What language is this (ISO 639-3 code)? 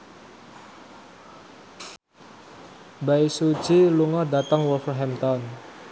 jav